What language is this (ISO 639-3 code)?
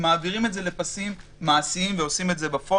heb